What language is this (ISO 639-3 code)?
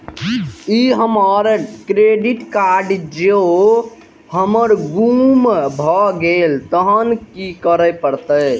mai